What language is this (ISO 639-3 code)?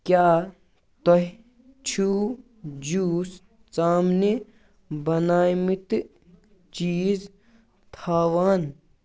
kas